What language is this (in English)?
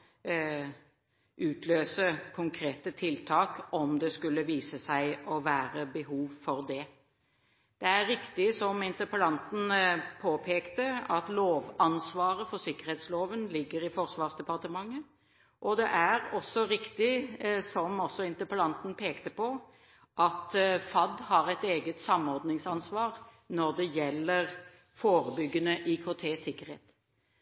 Norwegian Bokmål